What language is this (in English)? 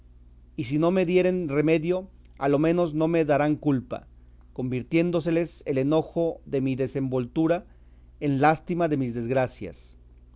Spanish